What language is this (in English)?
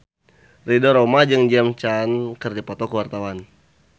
Sundanese